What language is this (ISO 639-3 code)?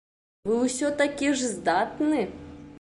bel